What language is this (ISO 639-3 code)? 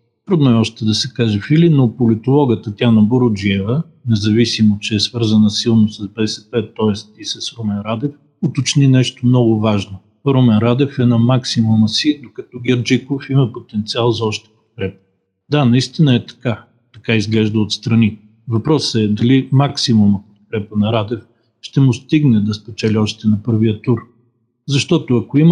bul